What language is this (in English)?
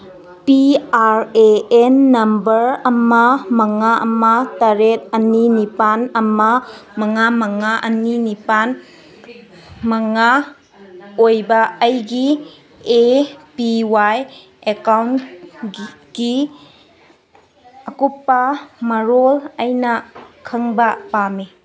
Manipuri